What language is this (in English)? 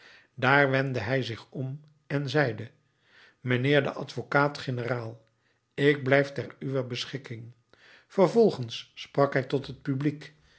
Dutch